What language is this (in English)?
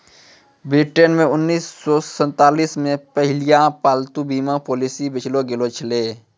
Maithili